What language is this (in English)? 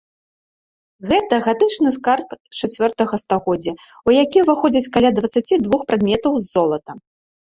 Belarusian